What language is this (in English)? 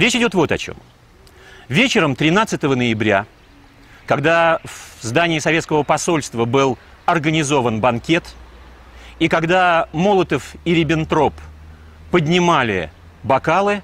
Russian